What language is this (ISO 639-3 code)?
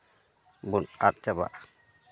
sat